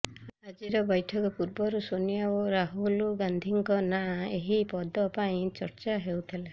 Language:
Odia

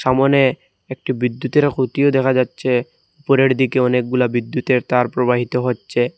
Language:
Bangla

